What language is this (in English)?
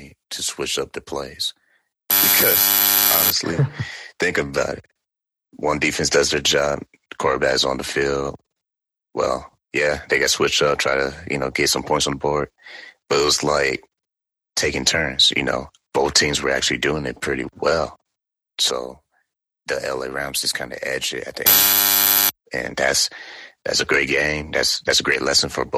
English